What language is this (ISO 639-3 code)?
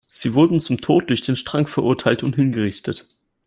deu